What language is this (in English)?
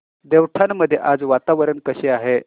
Marathi